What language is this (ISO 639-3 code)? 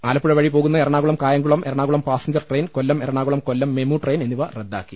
mal